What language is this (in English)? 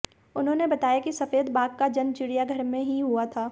Hindi